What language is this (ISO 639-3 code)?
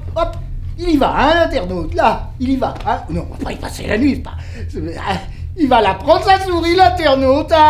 fra